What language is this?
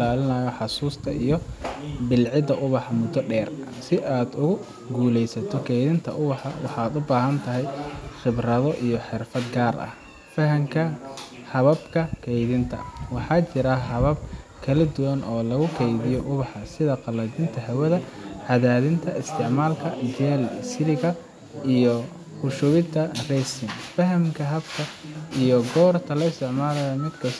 Somali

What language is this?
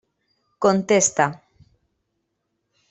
Catalan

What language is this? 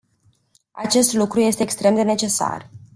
Romanian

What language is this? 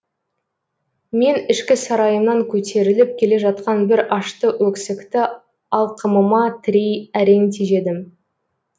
Kazakh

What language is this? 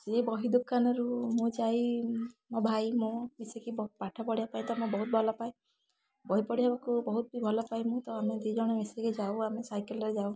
Odia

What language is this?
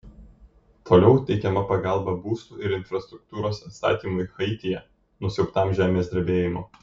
Lithuanian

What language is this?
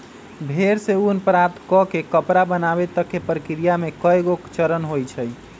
Magahi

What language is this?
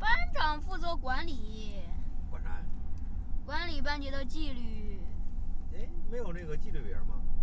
Chinese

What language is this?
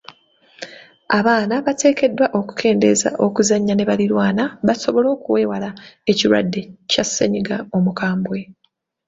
Ganda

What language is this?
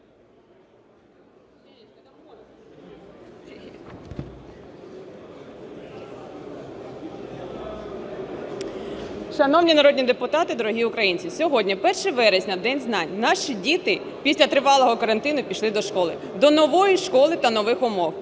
Ukrainian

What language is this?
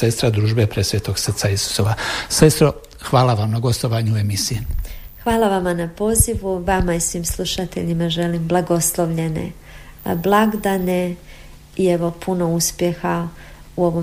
Croatian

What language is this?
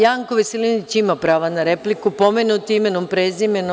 Serbian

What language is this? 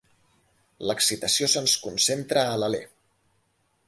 Catalan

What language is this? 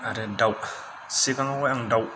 Bodo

